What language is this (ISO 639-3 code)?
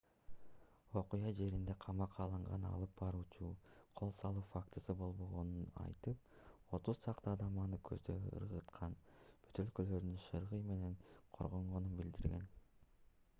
kir